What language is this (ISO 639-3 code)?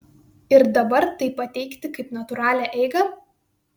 lit